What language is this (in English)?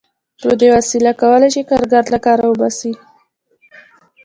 Pashto